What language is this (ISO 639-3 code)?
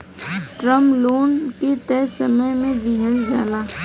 bho